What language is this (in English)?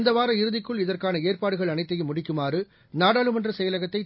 Tamil